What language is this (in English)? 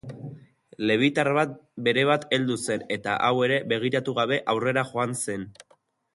Basque